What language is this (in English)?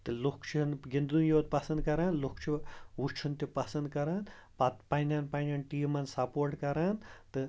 Kashmiri